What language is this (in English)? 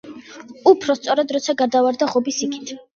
Georgian